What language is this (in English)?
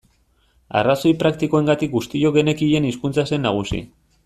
Basque